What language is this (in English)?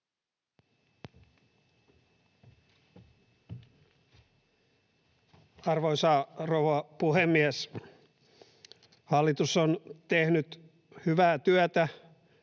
Finnish